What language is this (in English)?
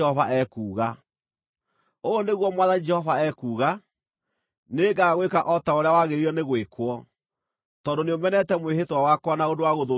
Kikuyu